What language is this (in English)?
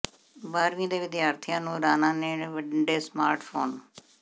Punjabi